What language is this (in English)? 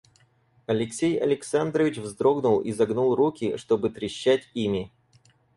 Russian